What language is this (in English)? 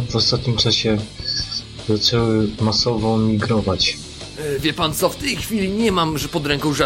Polish